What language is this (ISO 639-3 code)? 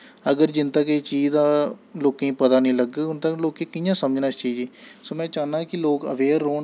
doi